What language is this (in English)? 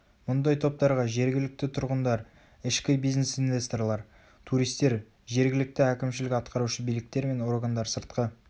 Kazakh